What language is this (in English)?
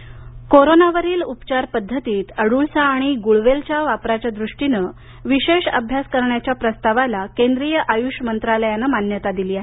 Marathi